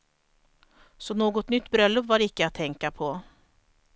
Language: Swedish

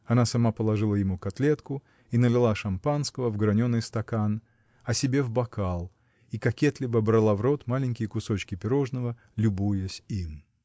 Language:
Russian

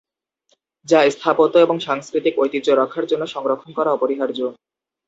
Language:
Bangla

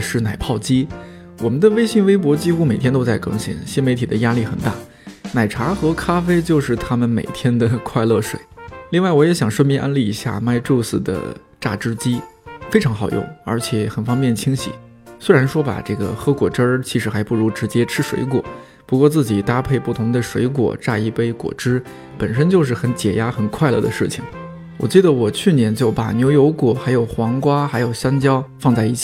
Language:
Chinese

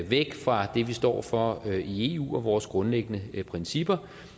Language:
Danish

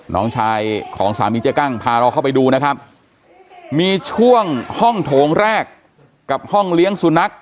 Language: Thai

